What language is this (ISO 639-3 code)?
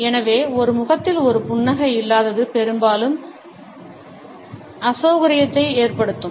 tam